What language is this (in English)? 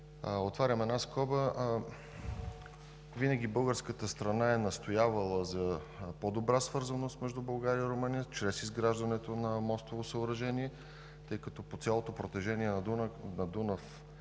Bulgarian